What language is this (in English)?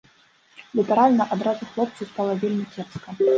Belarusian